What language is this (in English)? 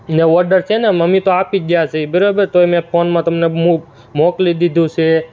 Gujarati